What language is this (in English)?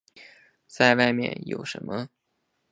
Chinese